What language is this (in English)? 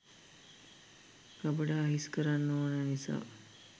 Sinhala